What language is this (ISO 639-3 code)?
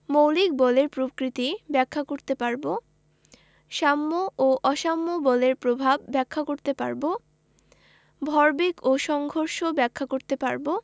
ben